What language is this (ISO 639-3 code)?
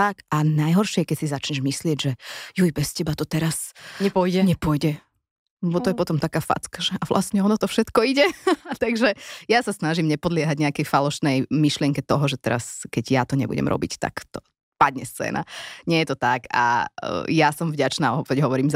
slk